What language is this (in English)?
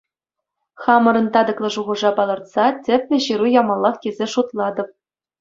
Chuvash